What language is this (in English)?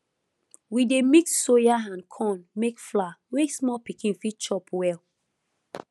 Nigerian Pidgin